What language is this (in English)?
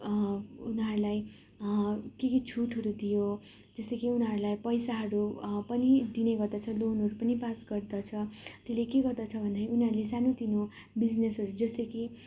Nepali